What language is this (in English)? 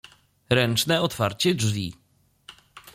Polish